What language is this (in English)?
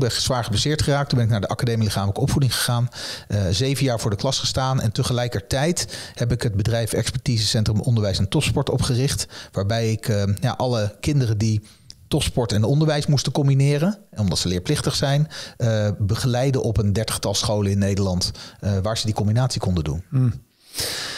Dutch